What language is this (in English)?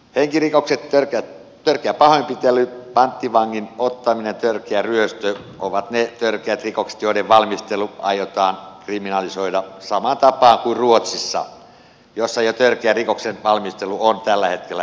Finnish